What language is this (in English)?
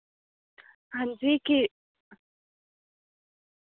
Dogri